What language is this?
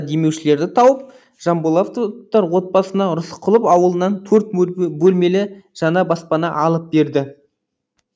Kazakh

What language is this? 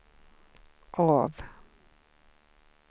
Swedish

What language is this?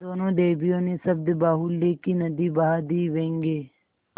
Hindi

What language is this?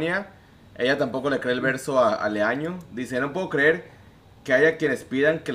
Spanish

